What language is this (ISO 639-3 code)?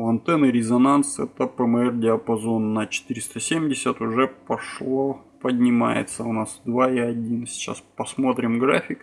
rus